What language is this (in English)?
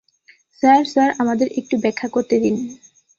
Bangla